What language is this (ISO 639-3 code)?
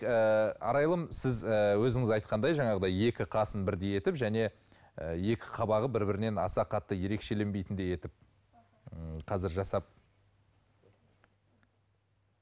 kaz